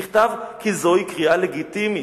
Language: Hebrew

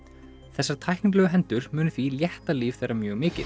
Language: Icelandic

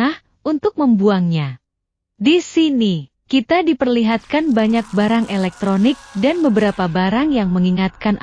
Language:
Indonesian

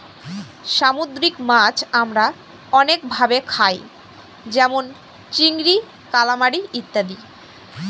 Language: Bangla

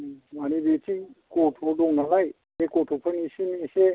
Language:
Bodo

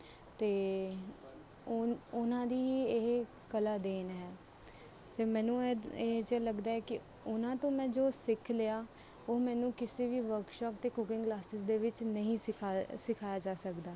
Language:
Punjabi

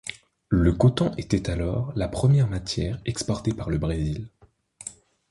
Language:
French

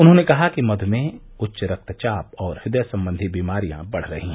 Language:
Hindi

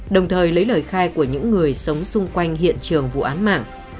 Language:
Vietnamese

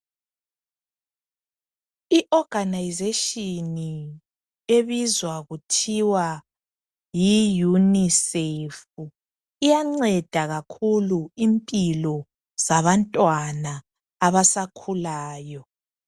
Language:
North Ndebele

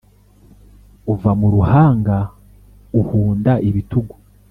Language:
Kinyarwanda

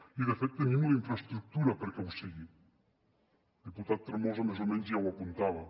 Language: Catalan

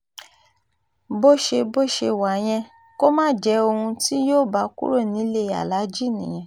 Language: Yoruba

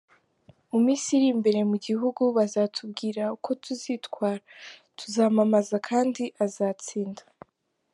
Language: Kinyarwanda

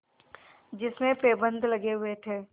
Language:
Hindi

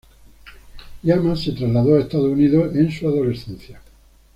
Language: Spanish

